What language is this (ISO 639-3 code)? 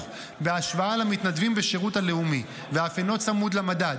heb